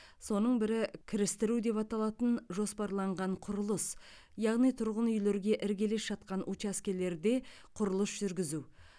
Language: Kazakh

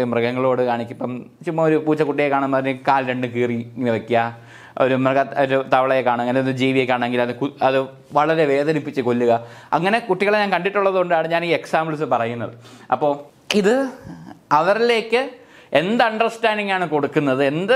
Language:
Malayalam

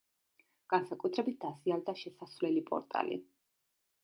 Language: Georgian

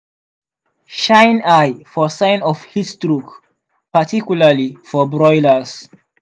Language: Nigerian Pidgin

